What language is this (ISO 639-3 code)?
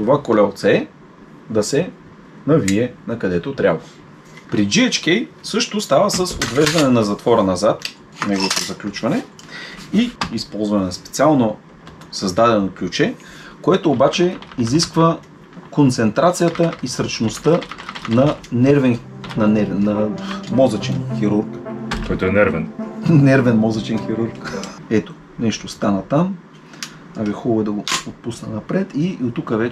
bul